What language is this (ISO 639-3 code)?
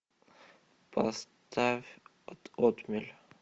rus